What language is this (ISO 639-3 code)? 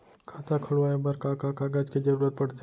hne